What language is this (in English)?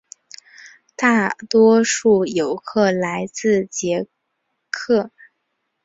Chinese